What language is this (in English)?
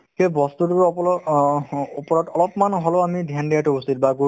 Assamese